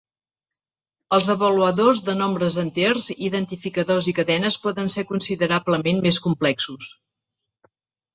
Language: Catalan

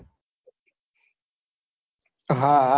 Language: Gujarati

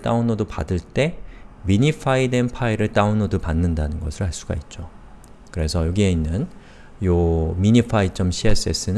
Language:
Korean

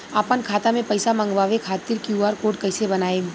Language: Bhojpuri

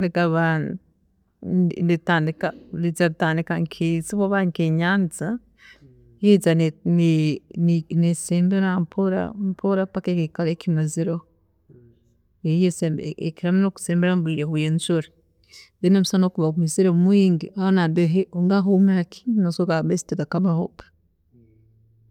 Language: Tooro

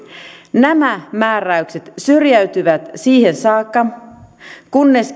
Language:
Finnish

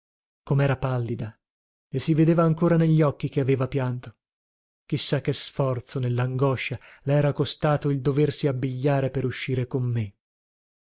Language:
Italian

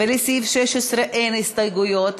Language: Hebrew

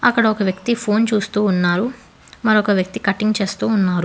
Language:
Telugu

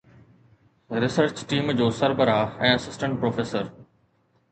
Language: Sindhi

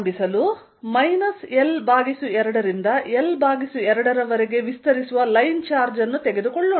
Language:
Kannada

